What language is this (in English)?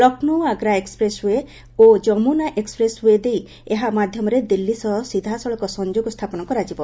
Odia